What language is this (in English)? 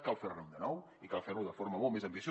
Catalan